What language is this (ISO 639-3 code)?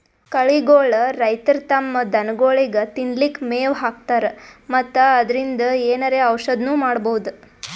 kan